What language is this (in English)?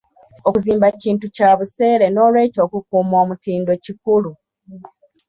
Ganda